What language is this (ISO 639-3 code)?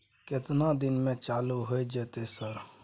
mai